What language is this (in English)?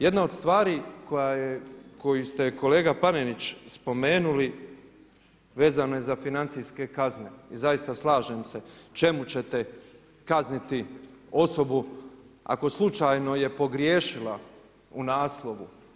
Croatian